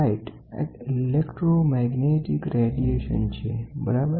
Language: Gujarati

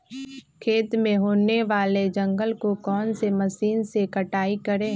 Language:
Magahi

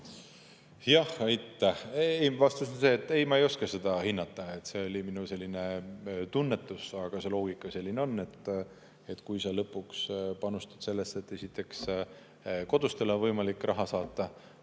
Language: Estonian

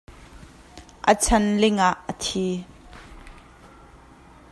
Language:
Hakha Chin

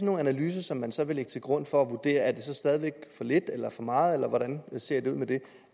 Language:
Danish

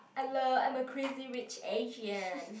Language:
English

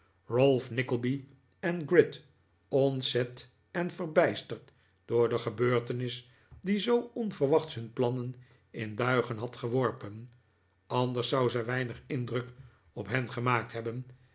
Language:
Dutch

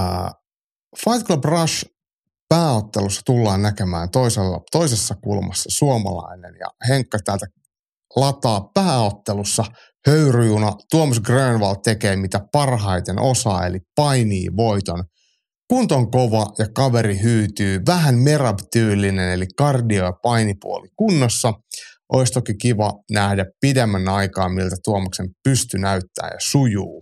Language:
Finnish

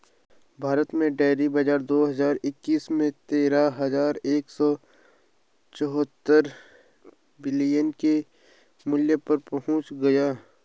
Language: Hindi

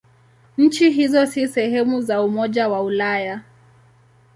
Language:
Swahili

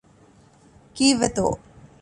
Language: Divehi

